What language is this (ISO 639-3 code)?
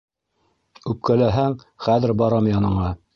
bak